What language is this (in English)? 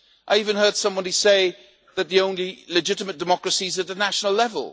English